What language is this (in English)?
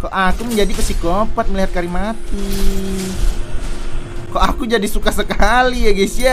Indonesian